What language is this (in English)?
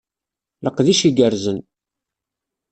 Kabyle